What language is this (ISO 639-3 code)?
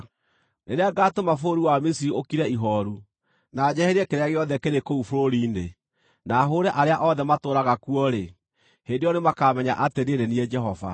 kik